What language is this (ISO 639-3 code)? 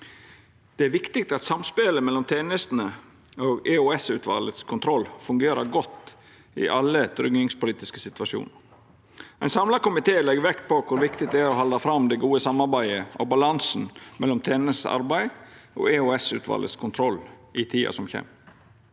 nor